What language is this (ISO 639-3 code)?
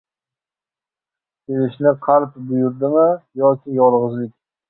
uzb